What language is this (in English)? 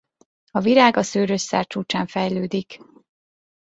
Hungarian